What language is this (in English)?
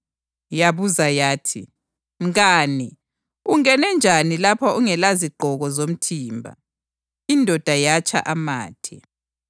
North Ndebele